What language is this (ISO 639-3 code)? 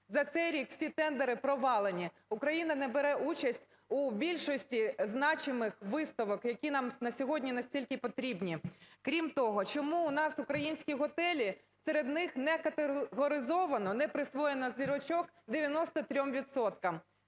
ukr